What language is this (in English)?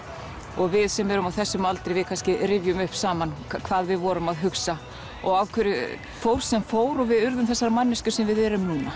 Icelandic